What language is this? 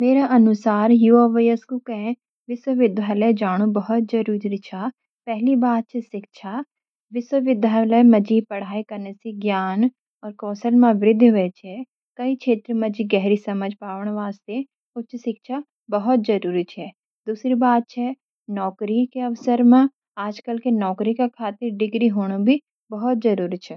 Garhwali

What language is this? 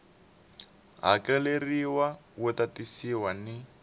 Tsonga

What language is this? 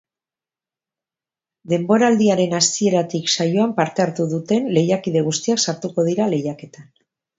Basque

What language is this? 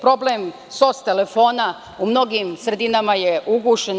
Serbian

